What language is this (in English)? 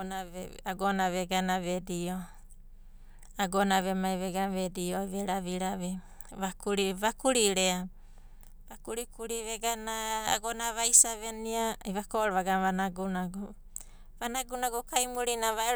Abadi